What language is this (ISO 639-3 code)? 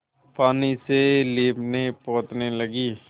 hin